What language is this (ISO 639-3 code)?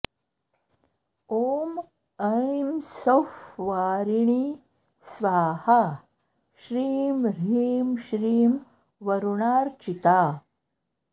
san